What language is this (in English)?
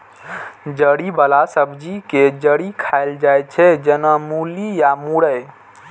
Maithili